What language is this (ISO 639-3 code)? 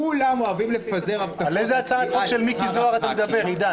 heb